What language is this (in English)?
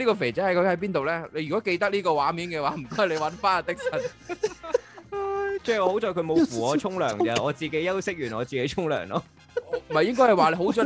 Chinese